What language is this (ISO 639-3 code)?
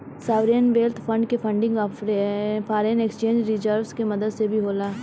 bho